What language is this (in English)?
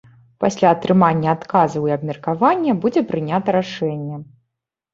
Belarusian